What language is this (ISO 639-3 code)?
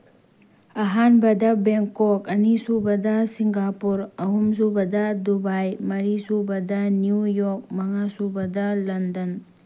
mni